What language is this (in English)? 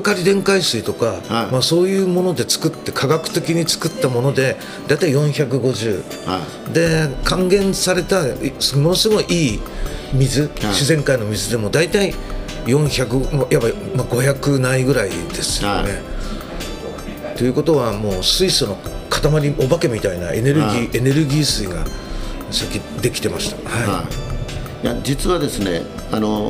Japanese